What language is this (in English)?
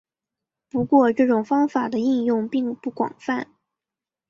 Chinese